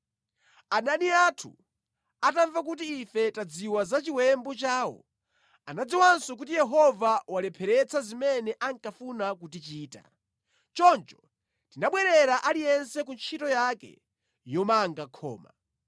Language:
Nyanja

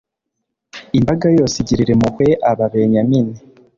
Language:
Kinyarwanda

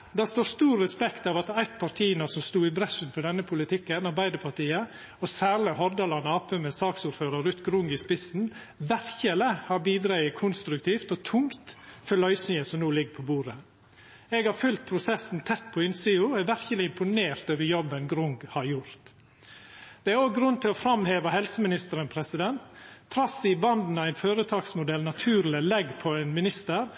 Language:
Norwegian Nynorsk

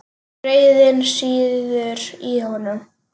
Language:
Icelandic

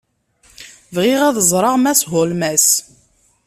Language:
Kabyle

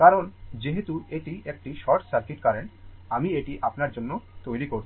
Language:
Bangla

